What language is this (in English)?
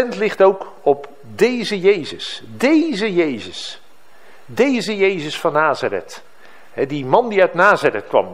Dutch